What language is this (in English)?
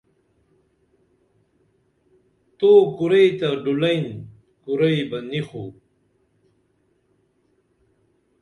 Dameli